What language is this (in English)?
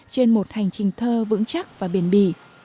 Vietnamese